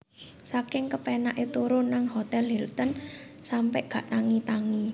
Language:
Javanese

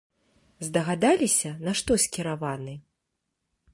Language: Belarusian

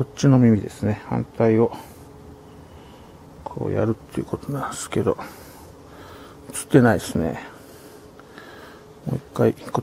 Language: Japanese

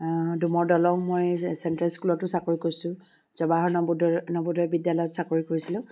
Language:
Assamese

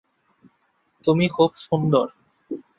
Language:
Bangla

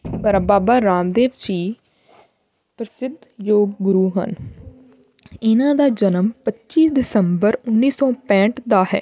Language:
Punjabi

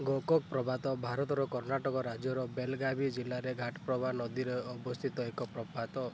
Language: Odia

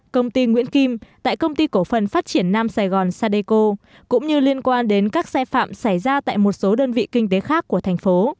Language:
Vietnamese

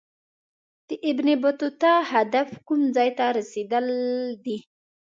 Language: Pashto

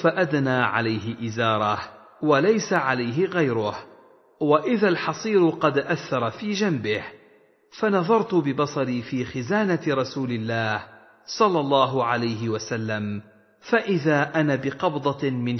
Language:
Arabic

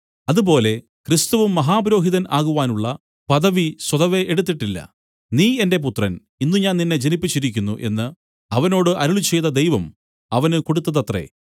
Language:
Malayalam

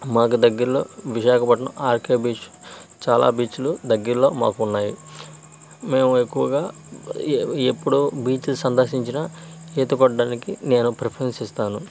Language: Telugu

